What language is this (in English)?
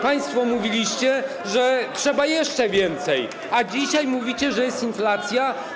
Polish